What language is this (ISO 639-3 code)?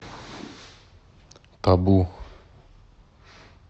rus